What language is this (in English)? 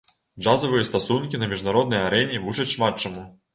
Belarusian